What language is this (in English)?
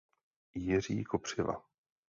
Czech